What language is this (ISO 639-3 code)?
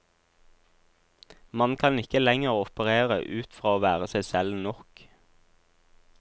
nor